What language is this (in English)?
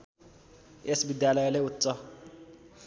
Nepali